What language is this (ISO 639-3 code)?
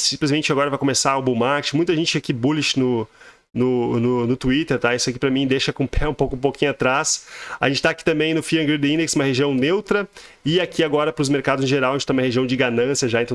por